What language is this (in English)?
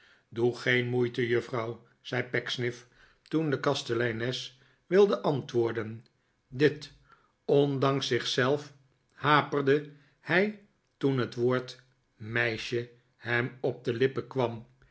Dutch